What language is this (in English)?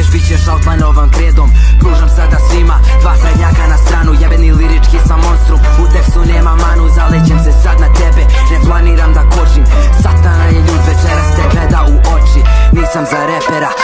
Bosnian